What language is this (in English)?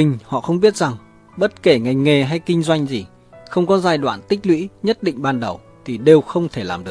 Vietnamese